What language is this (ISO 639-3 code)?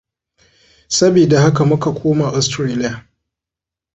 hau